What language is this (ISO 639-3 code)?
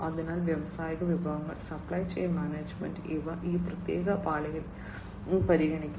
mal